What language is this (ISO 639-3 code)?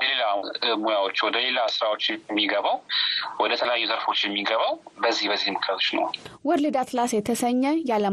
amh